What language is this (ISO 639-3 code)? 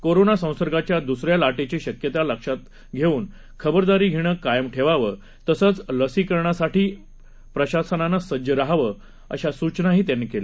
mar